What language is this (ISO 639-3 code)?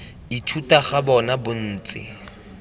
tsn